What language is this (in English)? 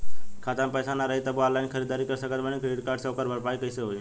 Bhojpuri